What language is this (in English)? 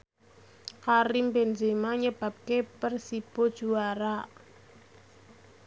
Javanese